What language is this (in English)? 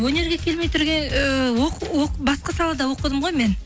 Kazakh